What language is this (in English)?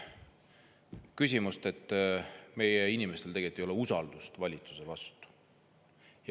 Estonian